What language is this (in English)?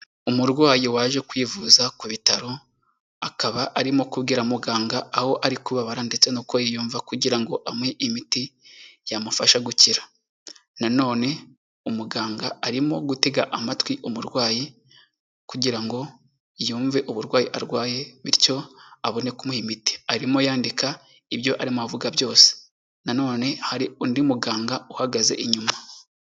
Kinyarwanda